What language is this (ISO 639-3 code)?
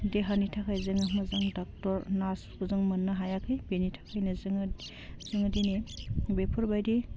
brx